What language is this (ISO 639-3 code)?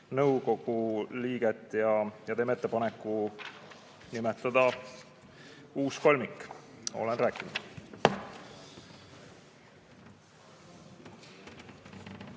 est